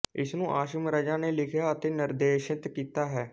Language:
Punjabi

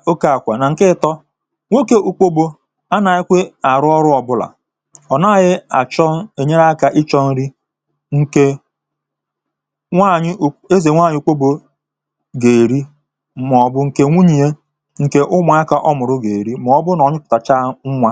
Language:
Igbo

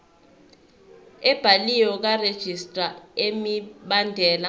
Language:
Zulu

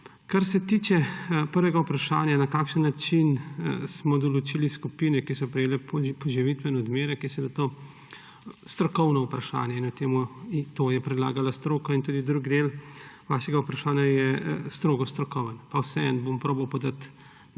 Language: Slovenian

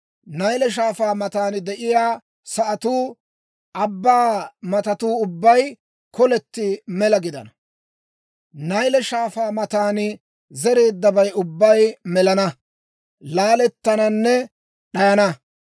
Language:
Dawro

